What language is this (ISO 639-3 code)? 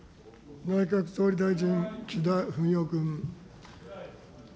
jpn